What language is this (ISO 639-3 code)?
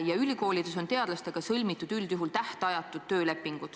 est